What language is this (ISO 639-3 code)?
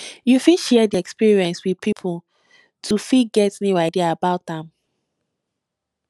pcm